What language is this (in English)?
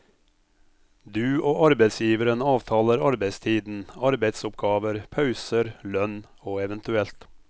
Norwegian